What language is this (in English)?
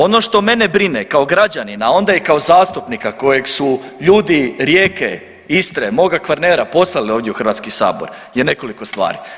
Croatian